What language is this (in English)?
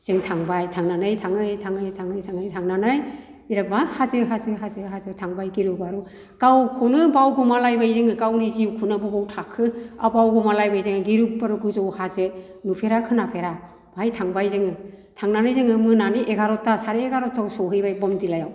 Bodo